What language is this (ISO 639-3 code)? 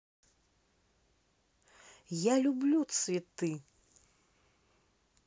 rus